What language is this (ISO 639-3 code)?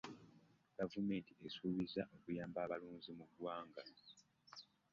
lug